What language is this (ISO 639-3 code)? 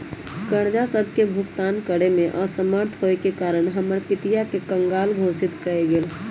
mag